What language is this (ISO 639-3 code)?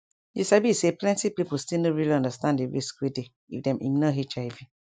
pcm